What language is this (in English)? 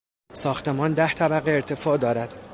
Persian